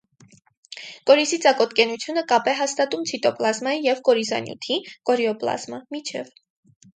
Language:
Armenian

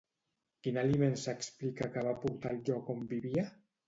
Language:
Catalan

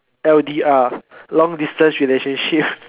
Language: English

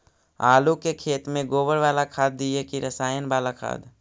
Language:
Magahi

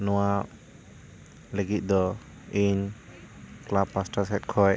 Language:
Santali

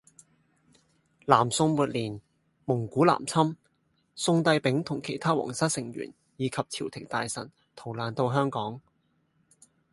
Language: Cantonese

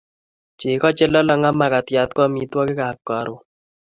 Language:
Kalenjin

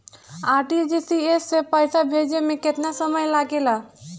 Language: Bhojpuri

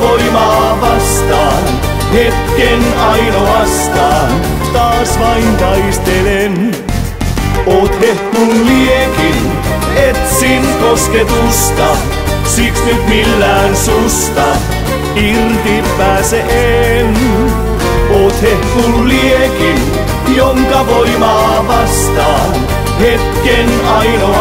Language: Finnish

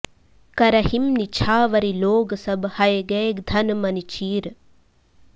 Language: Sanskrit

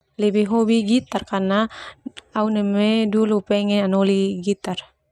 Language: Termanu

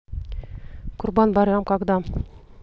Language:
Russian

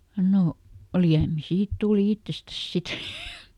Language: Finnish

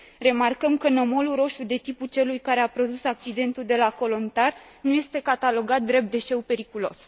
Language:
Romanian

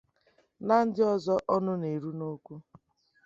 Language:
Igbo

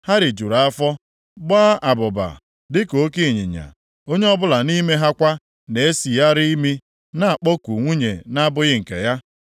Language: Igbo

